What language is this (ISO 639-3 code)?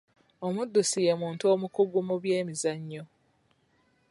lug